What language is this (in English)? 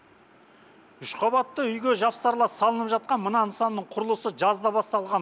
Kazakh